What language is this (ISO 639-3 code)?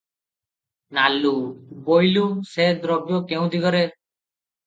ori